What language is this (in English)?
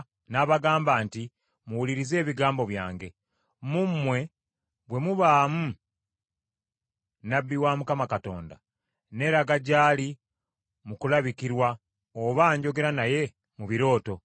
Ganda